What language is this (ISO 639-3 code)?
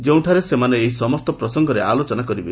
ori